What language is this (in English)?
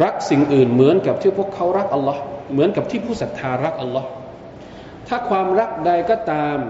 Thai